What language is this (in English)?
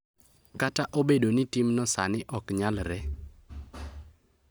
Luo (Kenya and Tanzania)